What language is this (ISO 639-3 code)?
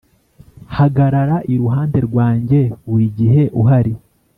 kin